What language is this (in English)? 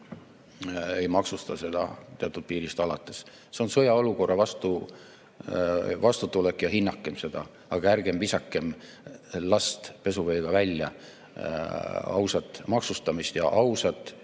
Estonian